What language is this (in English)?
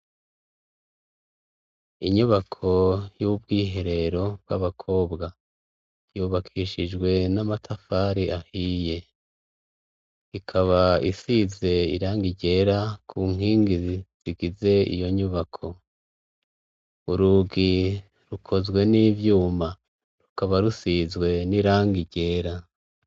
Rundi